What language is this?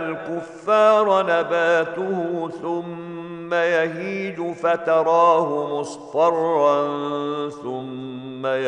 Arabic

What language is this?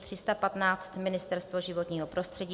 Czech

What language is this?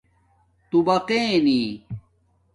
Domaaki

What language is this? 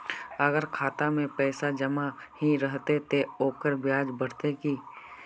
Magahi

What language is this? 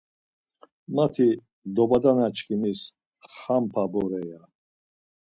Laz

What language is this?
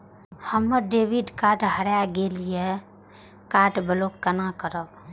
Maithili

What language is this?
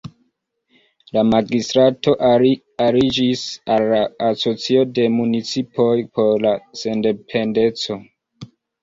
Esperanto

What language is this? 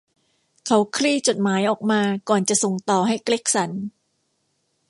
Thai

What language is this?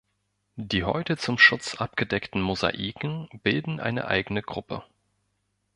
German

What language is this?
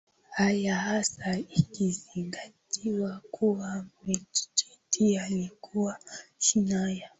Swahili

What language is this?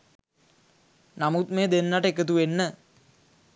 Sinhala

